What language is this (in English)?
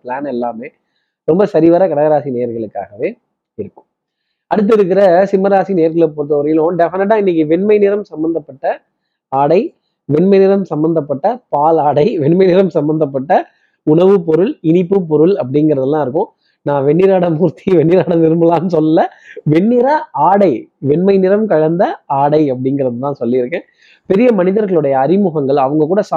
Tamil